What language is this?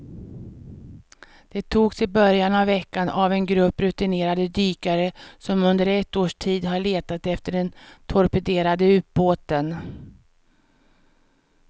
Swedish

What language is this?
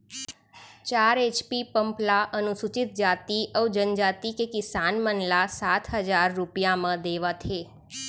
Chhattisgarhi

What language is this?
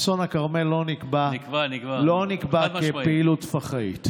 Hebrew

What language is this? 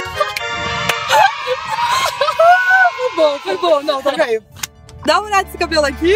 Portuguese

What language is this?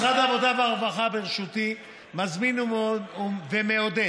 Hebrew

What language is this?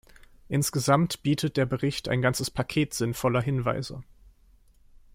German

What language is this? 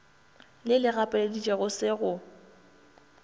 Northern Sotho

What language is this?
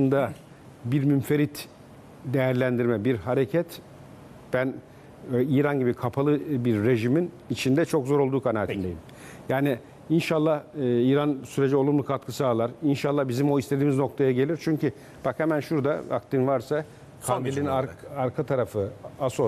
Turkish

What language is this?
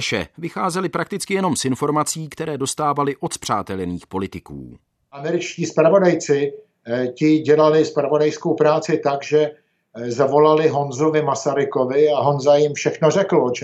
Czech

